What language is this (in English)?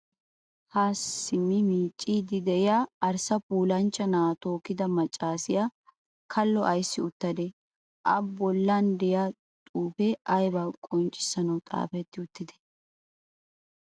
Wolaytta